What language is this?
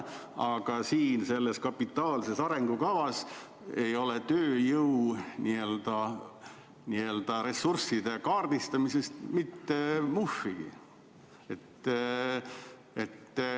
Estonian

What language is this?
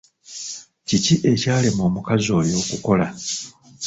Ganda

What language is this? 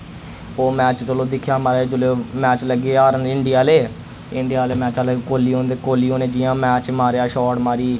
Dogri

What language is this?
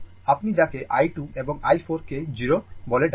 Bangla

